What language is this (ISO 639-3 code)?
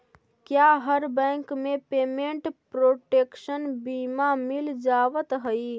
mag